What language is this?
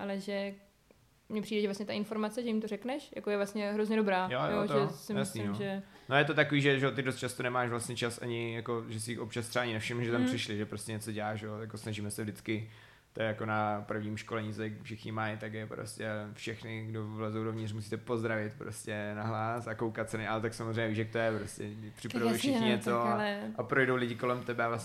Czech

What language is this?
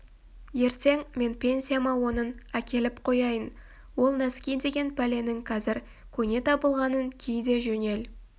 Kazakh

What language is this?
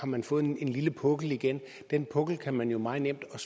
Danish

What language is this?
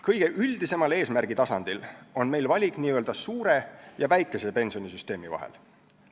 Estonian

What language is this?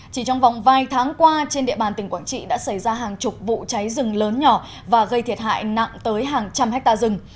Vietnamese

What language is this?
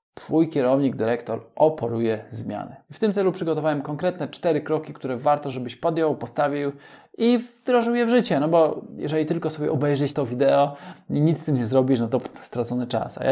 Polish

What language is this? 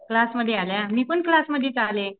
Marathi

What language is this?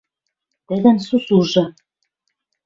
Western Mari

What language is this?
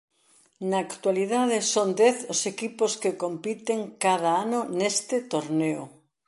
Galician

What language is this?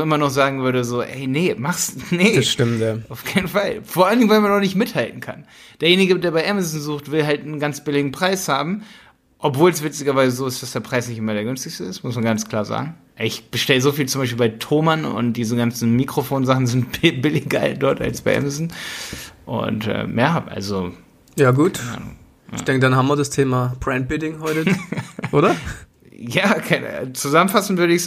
German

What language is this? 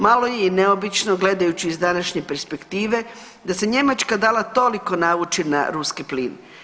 Croatian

